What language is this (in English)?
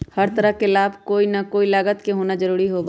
Magahi